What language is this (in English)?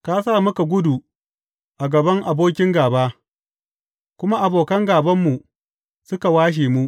Hausa